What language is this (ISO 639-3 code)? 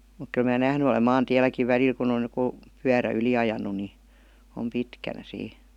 fin